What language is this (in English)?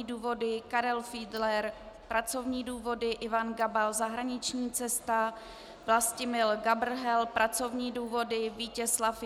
Czech